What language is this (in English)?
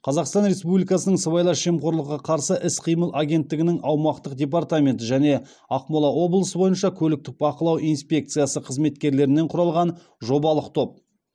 Kazakh